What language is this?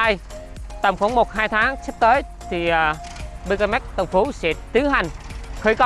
Vietnamese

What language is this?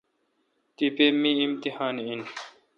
Kalkoti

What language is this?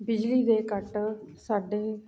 Punjabi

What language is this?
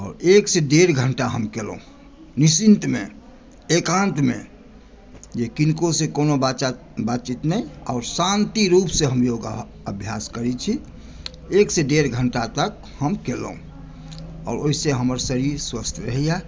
Maithili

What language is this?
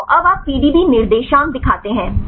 Hindi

